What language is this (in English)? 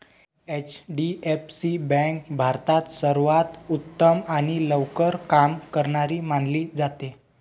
Marathi